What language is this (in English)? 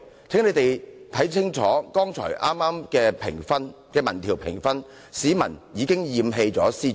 Cantonese